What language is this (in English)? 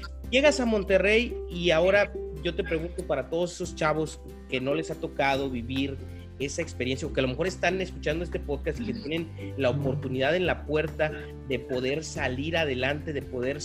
Spanish